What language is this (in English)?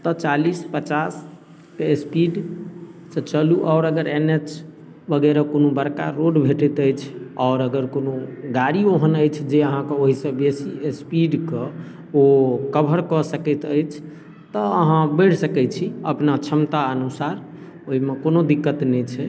Maithili